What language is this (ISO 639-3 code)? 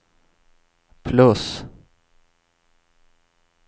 swe